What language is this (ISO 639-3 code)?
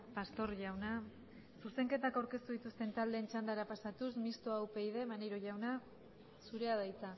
eus